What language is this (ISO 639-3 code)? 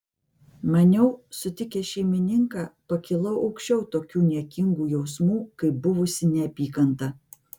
lit